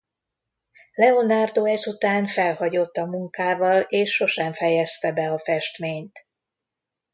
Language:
Hungarian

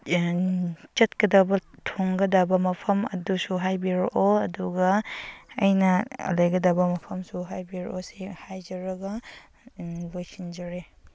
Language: Manipuri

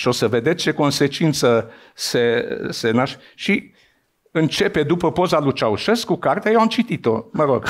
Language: Romanian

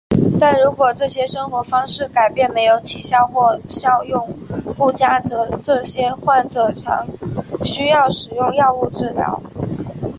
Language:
Chinese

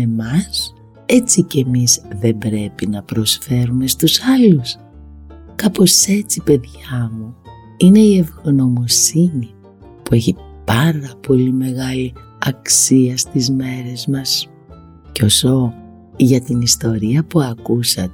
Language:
Greek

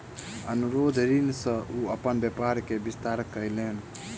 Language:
Maithili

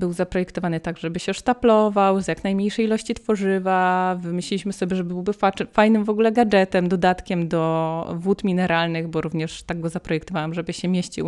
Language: Polish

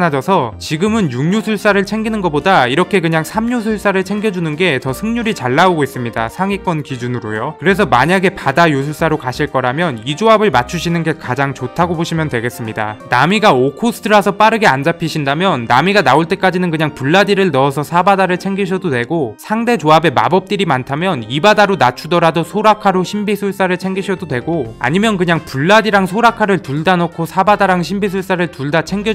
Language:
Korean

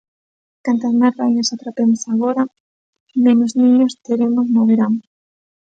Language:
Galician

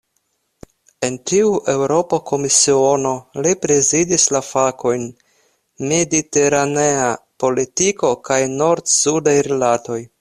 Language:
Esperanto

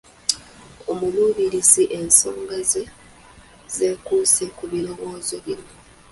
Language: Ganda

